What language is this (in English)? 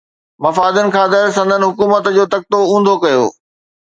Sindhi